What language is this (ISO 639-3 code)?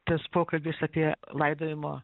lit